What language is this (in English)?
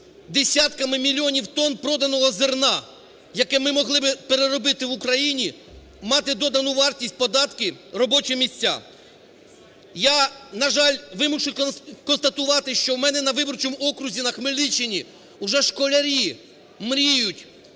Ukrainian